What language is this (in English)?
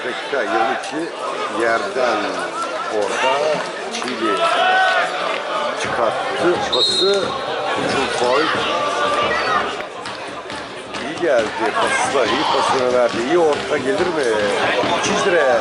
Turkish